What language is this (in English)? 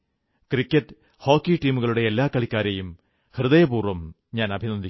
Malayalam